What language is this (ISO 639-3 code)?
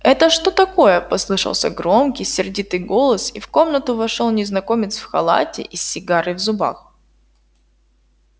rus